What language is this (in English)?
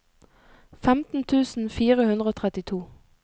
Norwegian